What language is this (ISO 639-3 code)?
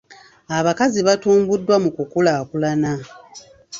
lug